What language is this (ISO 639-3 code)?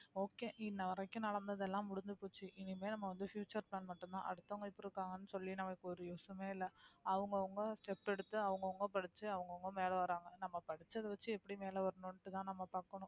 tam